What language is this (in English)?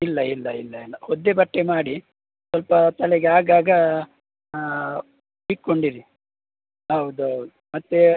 Kannada